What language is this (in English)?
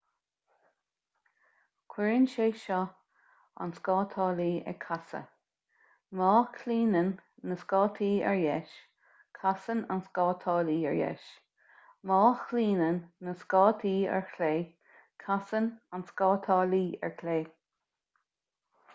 Irish